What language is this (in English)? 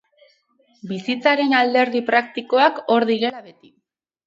Basque